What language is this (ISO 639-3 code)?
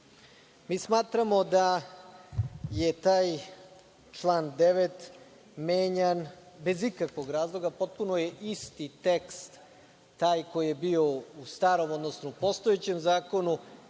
srp